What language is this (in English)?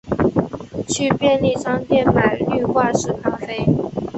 Chinese